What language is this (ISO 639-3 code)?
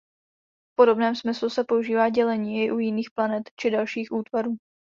ces